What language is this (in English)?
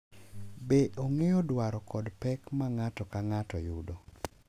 Luo (Kenya and Tanzania)